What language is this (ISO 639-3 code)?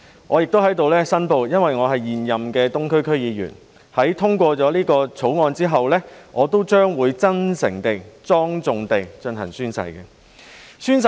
yue